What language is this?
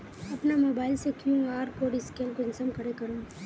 Magahi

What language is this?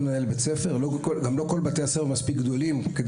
Hebrew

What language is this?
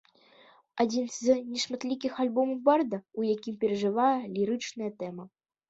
Belarusian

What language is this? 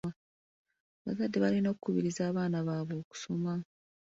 Ganda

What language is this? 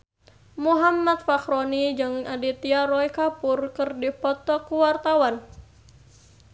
Sundanese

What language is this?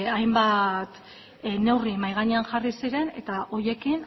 Basque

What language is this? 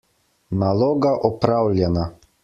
Slovenian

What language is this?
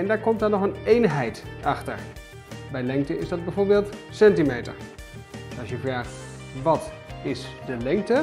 Dutch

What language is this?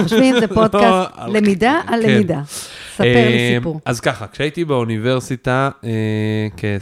Hebrew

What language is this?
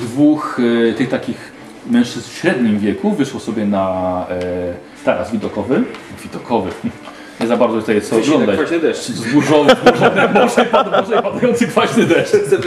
Polish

